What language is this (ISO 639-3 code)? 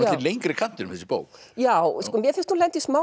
isl